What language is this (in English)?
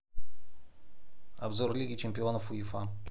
Russian